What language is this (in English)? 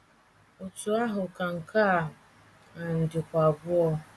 Igbo